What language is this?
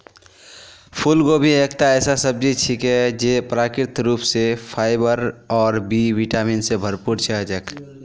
Magahi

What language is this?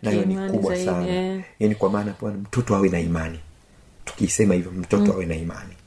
Swahili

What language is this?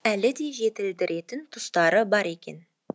Kazakh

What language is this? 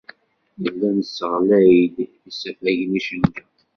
Kabyle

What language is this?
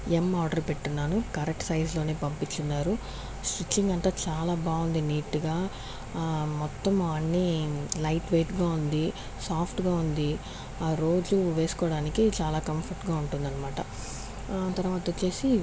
Telugu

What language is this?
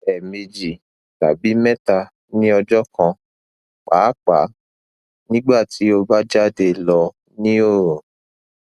Yoruba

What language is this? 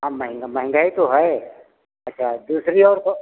Hindi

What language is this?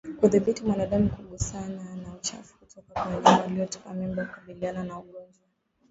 Swahili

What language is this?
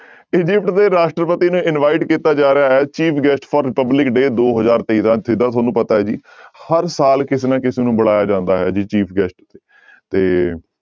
Punjabi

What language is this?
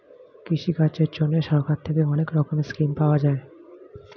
Bangla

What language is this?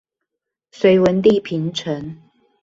Chinese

